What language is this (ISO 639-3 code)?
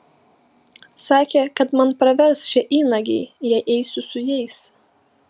lit